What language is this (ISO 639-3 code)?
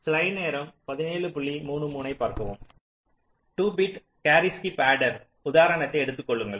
tam